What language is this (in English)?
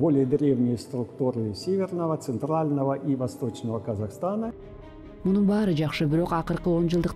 Turkish